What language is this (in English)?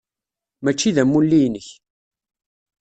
Kabyle